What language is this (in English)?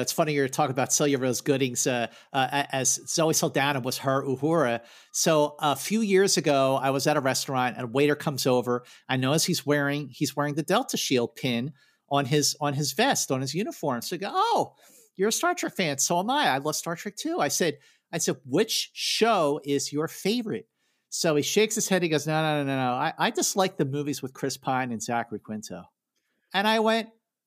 English